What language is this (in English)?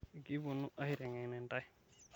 Masai